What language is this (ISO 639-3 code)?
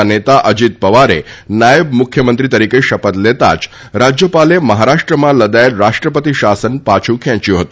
guj